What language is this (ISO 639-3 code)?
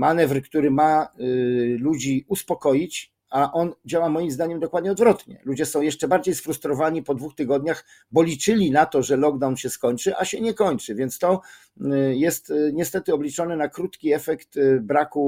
pol